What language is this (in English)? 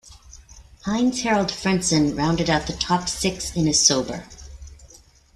English